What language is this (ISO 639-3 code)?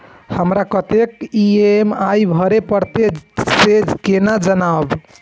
mai